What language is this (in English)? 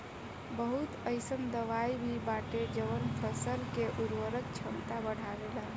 Bhojpuri